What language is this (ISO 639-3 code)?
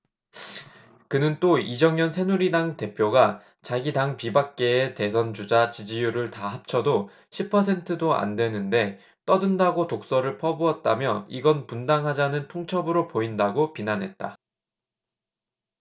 kor